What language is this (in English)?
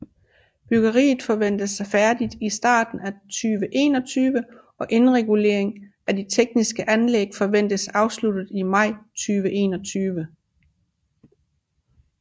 Danish